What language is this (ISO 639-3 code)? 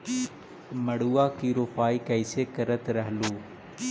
mag